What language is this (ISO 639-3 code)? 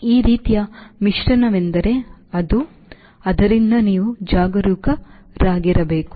kan